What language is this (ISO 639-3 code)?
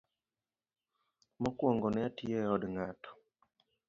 luo